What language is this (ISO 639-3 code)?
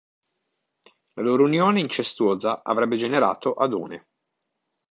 ita